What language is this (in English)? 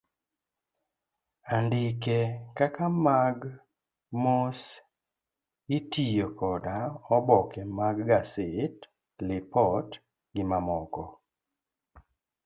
Luo (Kenya and Tanzania)